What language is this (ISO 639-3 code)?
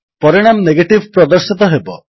ori